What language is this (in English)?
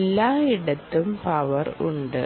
Malayalam